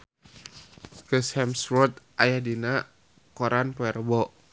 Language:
Sundanese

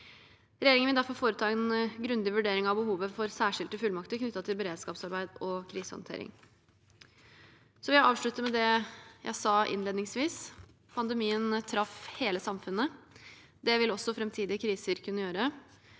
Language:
Norwegian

